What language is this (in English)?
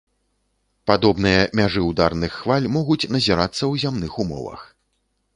Belarusian